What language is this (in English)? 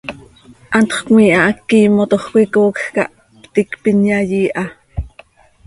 Seri